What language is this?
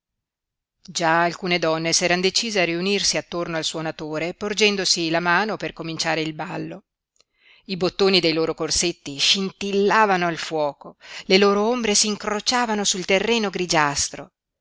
Italian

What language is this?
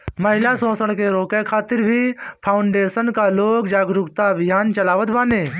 Bhojpuri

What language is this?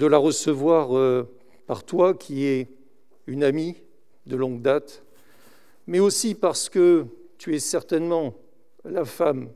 French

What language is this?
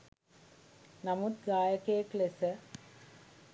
Sinhala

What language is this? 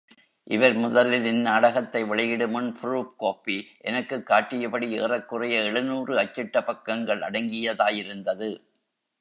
Tamil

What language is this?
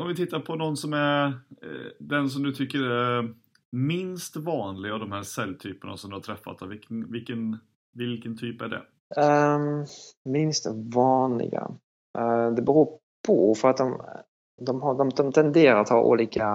Swedish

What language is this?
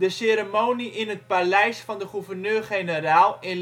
Dutch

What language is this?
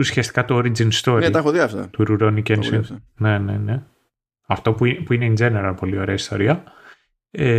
Greek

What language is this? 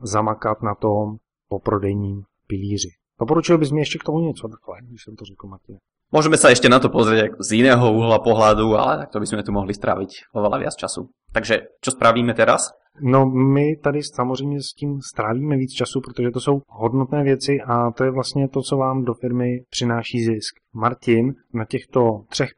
Czech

